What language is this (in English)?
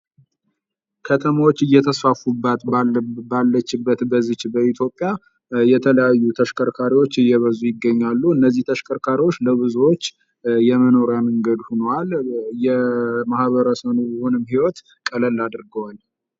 Amharic